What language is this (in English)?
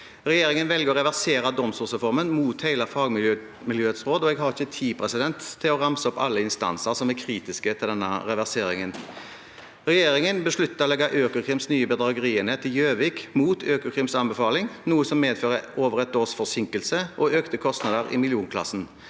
Norwegian